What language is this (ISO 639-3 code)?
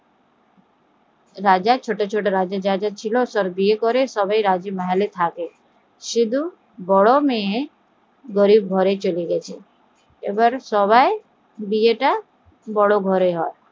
ben